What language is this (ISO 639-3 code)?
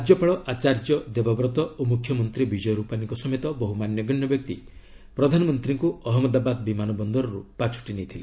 ori